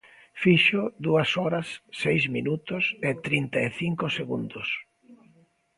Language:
Galician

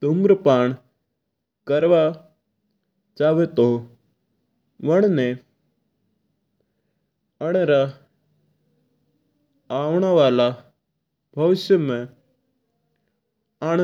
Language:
Mewari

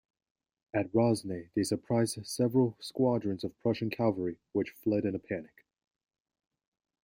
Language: English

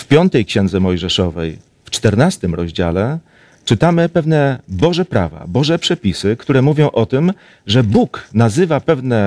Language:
Polish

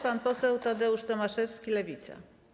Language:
Polish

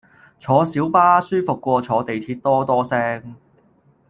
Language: Cantonese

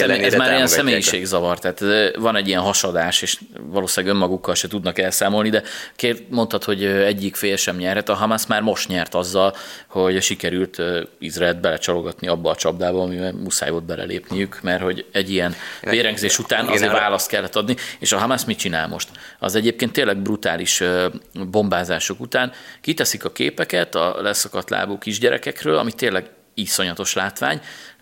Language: Hungarian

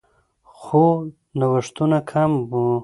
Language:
Pashto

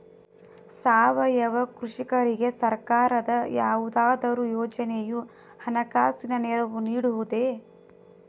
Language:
Kannada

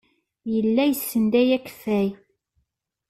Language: Kabyle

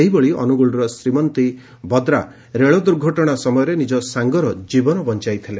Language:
Odia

